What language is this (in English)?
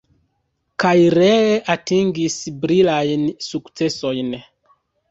Esperanto